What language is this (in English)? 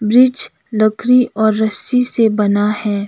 Hindi